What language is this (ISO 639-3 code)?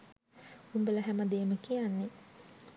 sin